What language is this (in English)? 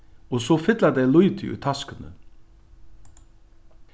Faroese